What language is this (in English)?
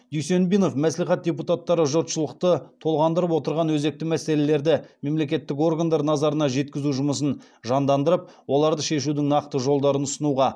Kazakh